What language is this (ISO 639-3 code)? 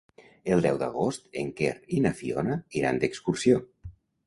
cat